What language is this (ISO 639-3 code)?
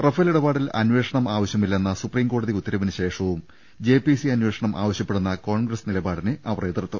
mal